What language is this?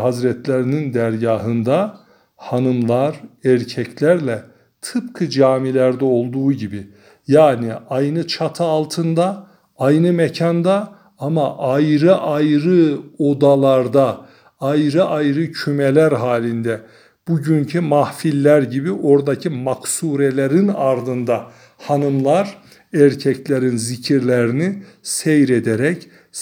Turkish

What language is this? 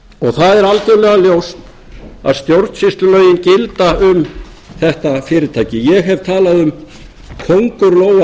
Icelandic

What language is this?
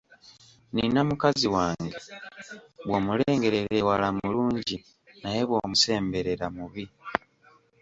Ganda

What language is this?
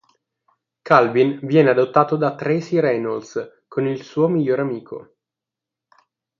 Italian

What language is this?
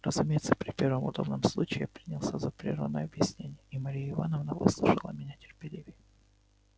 Russian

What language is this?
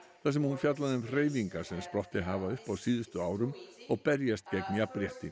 Icelandic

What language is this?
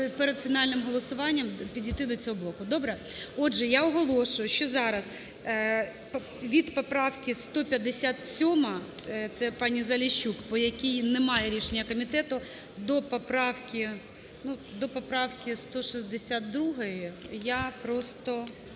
Ukrainian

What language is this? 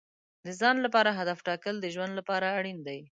Pashto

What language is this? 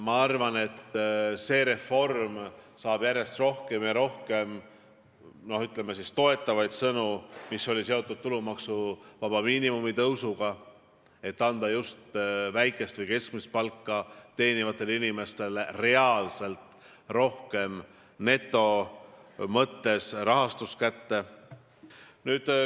Estonian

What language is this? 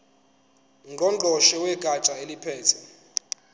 Zulu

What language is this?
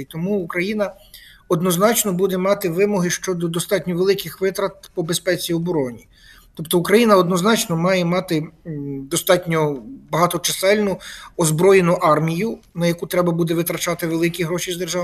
Ukrainian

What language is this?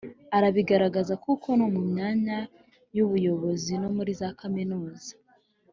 Kinyarwanda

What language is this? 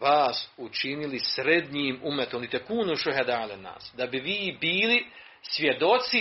Croatian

